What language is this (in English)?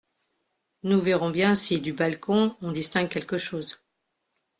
French